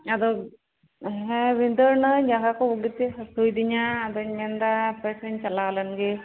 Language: Santali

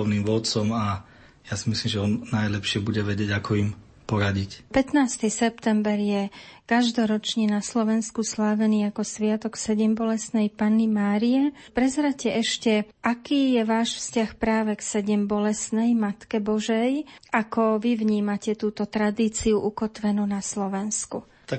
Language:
Slovak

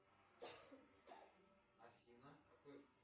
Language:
Russian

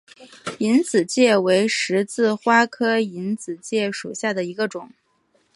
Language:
Chinese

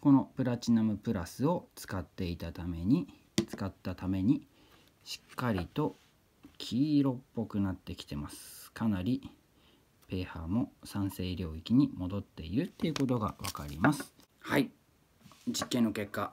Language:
Japanese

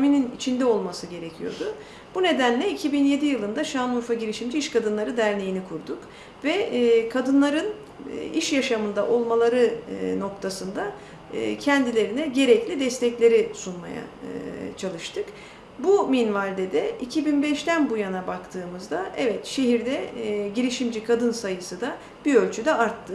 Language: Turkish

